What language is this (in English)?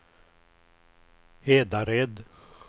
Swedish